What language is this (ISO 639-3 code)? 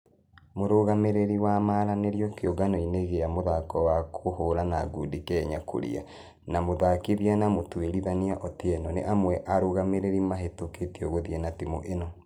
kik